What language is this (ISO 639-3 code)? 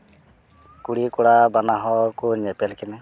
sat